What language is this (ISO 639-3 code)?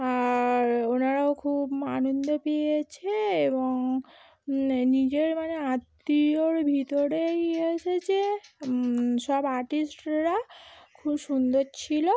ben